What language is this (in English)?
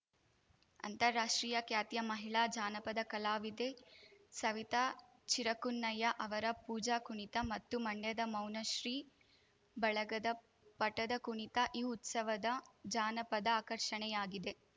Kannada